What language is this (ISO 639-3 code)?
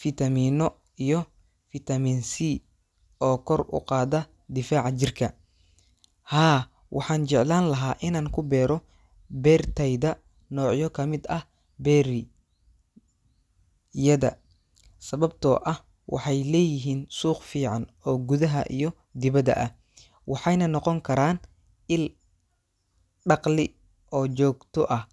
som